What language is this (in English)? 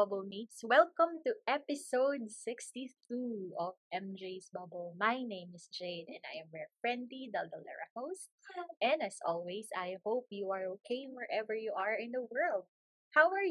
Filipino